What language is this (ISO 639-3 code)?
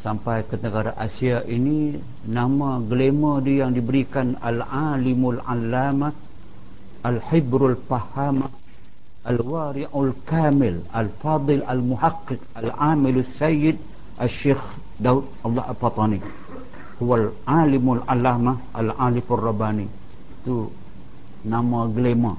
msa